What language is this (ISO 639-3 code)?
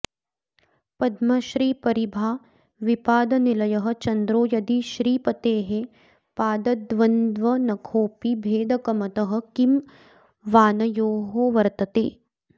san